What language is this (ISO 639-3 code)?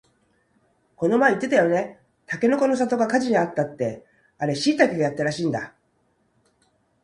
jpn